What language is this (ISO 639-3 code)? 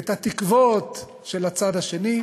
heb